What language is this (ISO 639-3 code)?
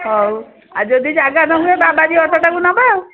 ori